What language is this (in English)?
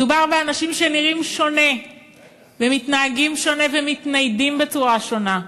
Hebrew